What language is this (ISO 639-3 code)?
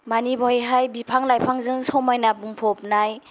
brx